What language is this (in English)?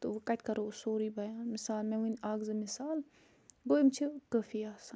Kashmiri